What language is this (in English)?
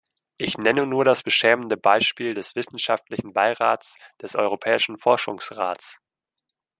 German